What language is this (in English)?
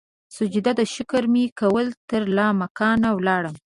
Pashto